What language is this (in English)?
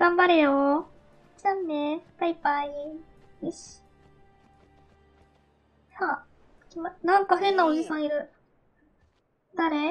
Japanese